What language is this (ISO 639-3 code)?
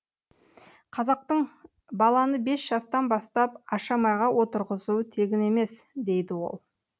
kaz